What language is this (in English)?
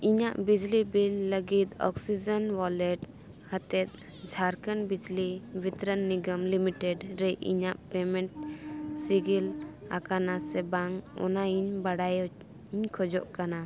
Santali